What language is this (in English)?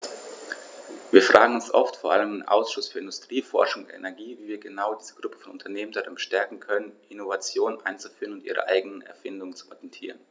German